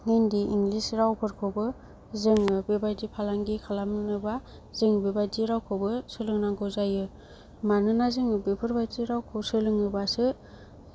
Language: Bodo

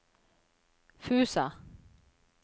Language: Norwegian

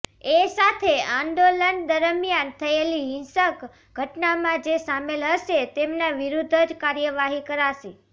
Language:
Gujarati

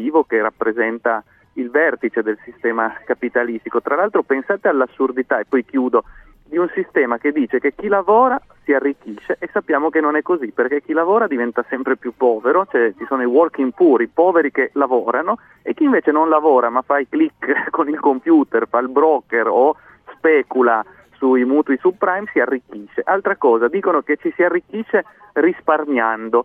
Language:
Italian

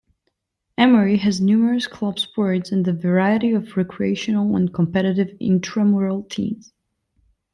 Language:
English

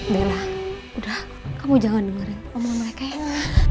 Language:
Indonesian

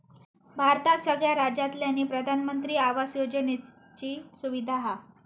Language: Marathi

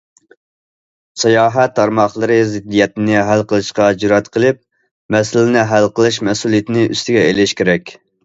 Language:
Uyghur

